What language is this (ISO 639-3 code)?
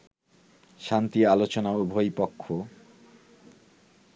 ben